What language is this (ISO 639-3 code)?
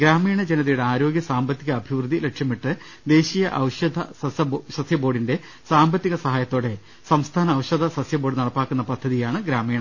mal